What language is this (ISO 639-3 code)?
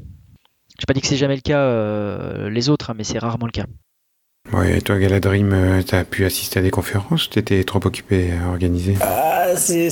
fra